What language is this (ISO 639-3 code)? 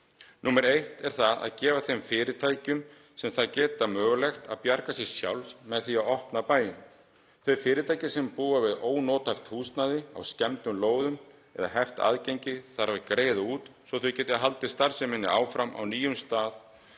isl